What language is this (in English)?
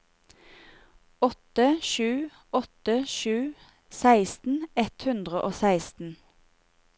Norwegian